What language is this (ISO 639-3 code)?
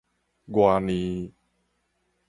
nan